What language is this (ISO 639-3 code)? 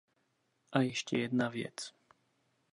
ces